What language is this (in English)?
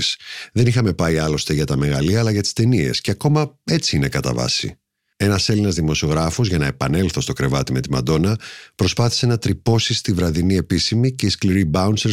Greek